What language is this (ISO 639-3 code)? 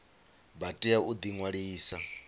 ven